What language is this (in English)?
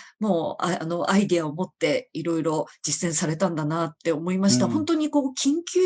Japanese